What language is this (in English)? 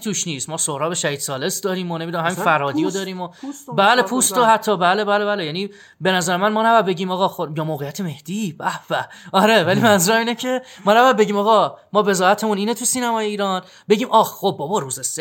Persian